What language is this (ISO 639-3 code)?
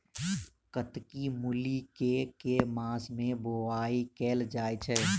mai